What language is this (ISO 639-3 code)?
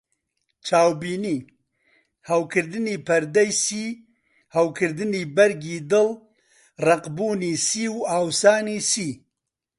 ckb